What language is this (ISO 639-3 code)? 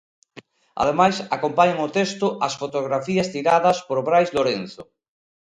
glg